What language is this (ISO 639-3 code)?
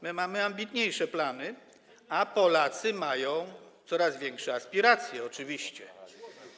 pol